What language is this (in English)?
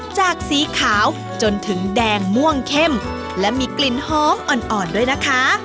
Thai